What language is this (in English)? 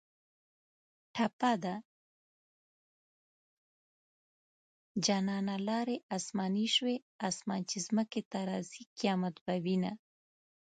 Pashto